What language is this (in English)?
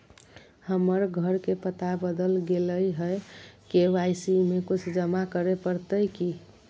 Magahi